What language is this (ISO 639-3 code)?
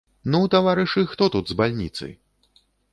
bel